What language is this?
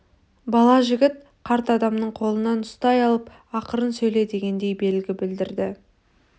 Kazakh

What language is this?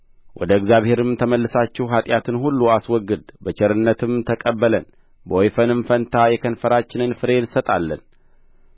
Amharic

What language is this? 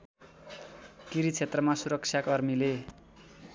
Nepali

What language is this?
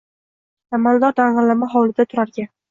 Uzbek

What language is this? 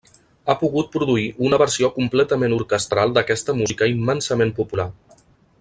Catalan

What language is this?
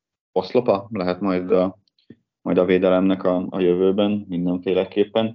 Hungarian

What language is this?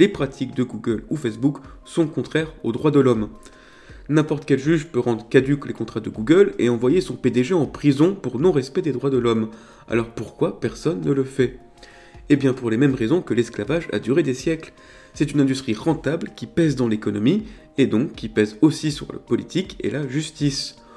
French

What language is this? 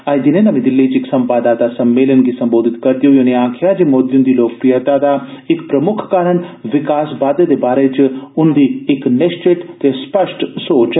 Dogri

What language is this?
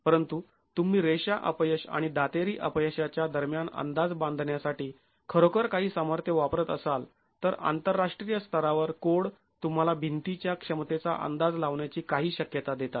Marathi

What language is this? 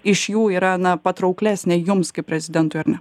Lithuanian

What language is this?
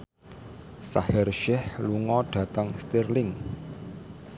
Javanese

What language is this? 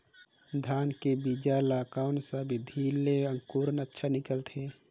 Chhattisgarhi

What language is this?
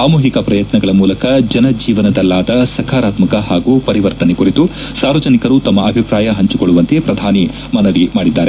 Kannada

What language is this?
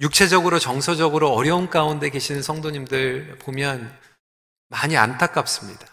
Korean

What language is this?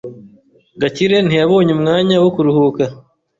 Kinyarwanda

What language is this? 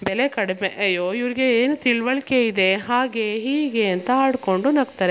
Kannada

